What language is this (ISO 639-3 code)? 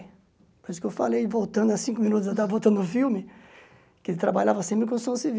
por